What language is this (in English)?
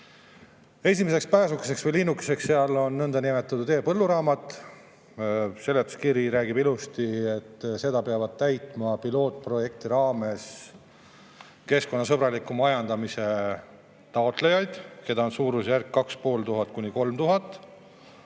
Estonian